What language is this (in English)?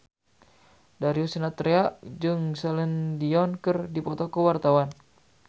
Sundanese